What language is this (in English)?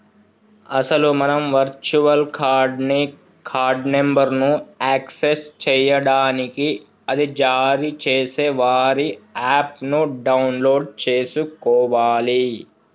Telugu